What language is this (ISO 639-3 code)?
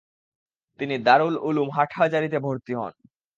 ben